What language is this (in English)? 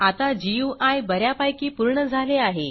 Marathi